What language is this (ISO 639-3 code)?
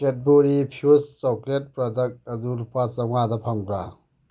mni